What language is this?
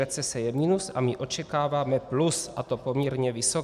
Czech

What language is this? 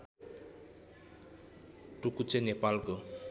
Nepali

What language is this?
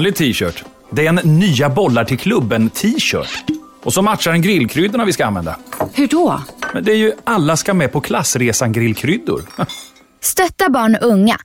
Swedish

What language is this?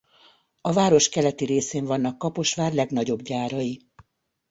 Hungarian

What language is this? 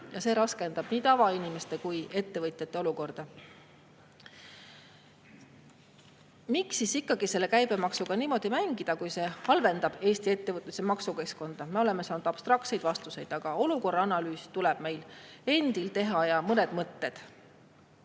Estonian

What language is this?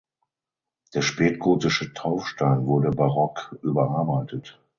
German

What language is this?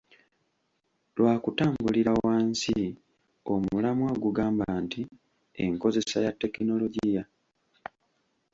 Ganda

